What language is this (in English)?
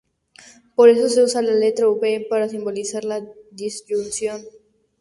Spanish